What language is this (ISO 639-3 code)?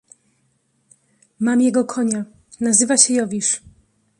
pol